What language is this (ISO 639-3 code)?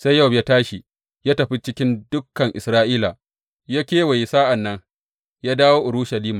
hau